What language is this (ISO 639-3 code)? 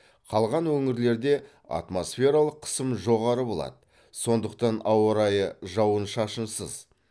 kaz